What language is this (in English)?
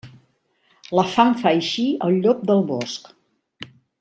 Catalan